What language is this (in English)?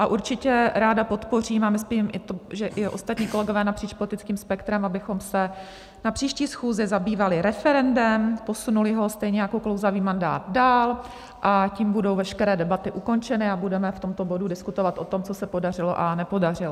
Czech